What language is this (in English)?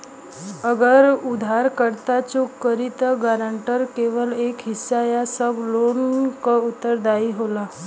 Bhojpuri